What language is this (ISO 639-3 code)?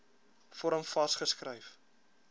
afr